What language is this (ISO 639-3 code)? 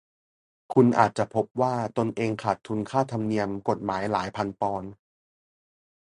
tha